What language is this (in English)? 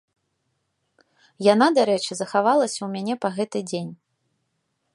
Belarusian